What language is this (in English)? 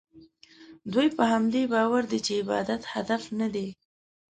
Pashto